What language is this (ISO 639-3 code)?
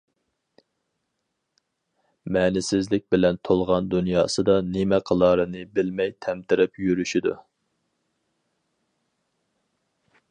uig